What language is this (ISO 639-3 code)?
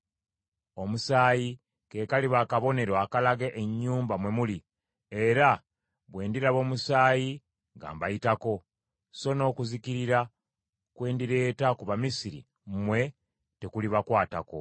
lug